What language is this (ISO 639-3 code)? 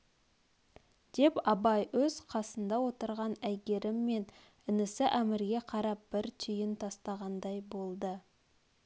kaz